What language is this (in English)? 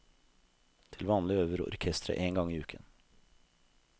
Norwegian